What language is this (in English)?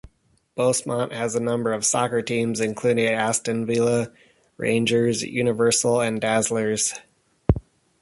English